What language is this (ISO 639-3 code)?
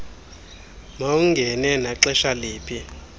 xho